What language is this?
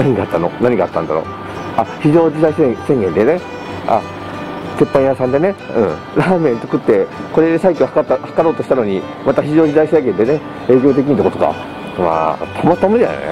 Japanese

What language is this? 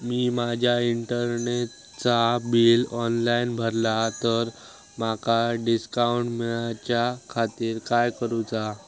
Marathi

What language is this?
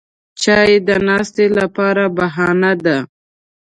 Pashto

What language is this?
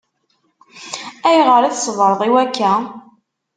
Kabyle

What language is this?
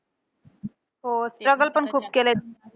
Marathi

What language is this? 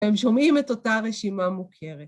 Hebrew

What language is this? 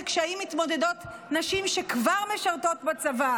Hebrew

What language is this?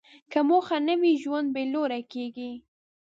Pashto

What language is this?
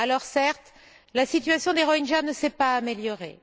French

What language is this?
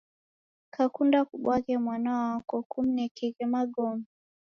Taita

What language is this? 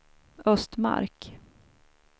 Swedish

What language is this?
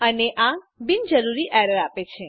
Gujarati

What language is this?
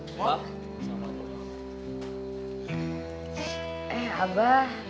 Indonesian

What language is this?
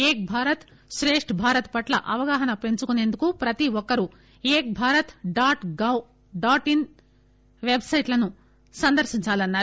Telugu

